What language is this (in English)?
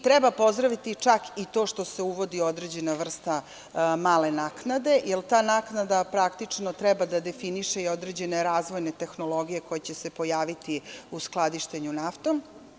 Serbian